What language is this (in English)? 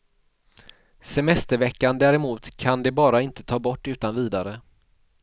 Swedish